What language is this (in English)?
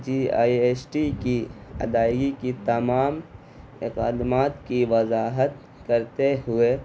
Urdu